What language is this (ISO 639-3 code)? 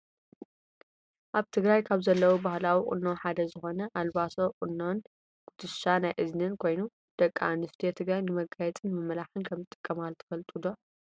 tir